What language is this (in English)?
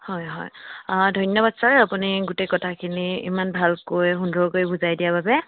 Assamese